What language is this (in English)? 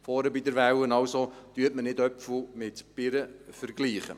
Swiss German